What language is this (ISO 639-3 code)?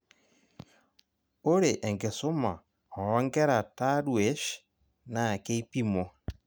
mas